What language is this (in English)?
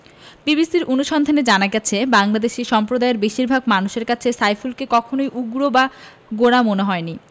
Bangla